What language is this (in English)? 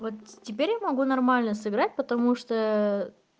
Russian